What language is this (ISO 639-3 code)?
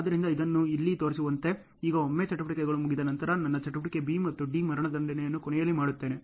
kan